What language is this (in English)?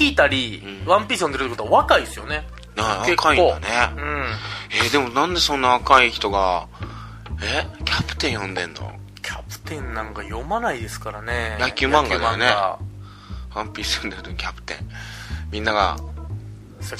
Japanese